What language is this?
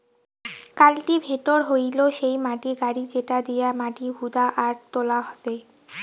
Bangla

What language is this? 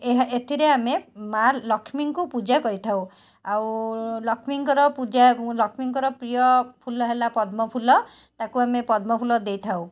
Odia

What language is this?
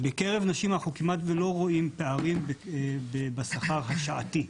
Hebrew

